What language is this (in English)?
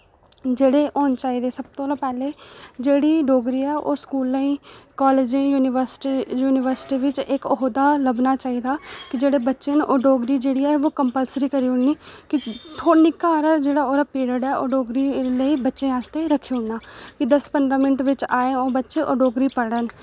Dogri